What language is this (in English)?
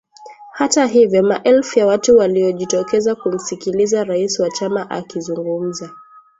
Swahili